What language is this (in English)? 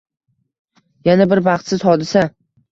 Uzbek